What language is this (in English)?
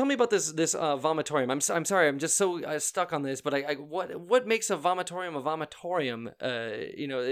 English